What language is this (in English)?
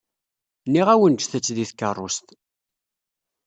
Kabyle